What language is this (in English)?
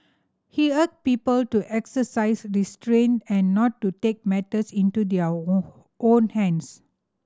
English